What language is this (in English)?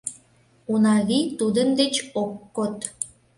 Mari